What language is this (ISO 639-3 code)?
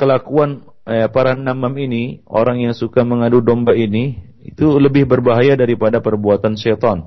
msa